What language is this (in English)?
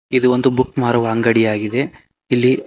Kannada